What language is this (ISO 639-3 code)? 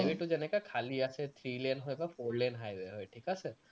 asm